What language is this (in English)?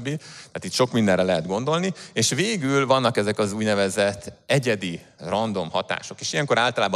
Hungarian